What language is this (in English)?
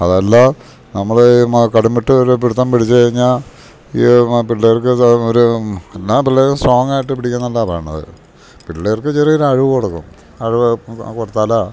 Malayalam